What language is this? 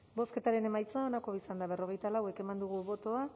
Basque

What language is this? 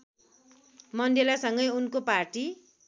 Nepali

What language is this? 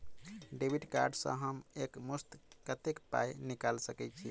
Maithili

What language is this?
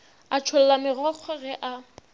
Northern Sotho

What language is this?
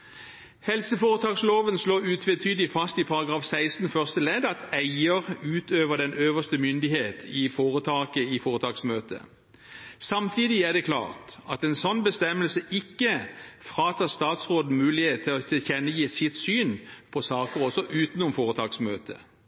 Norwegian Bokmål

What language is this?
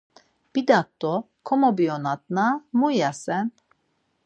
Laz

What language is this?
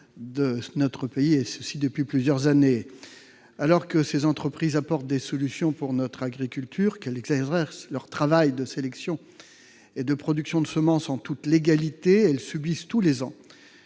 French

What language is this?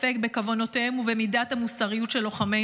Hebrew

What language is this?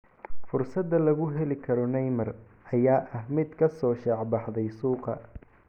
Somali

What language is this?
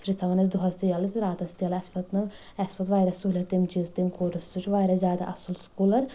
Kashmiri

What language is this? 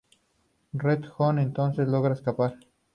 Spanish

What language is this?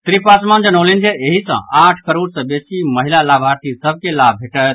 Maithili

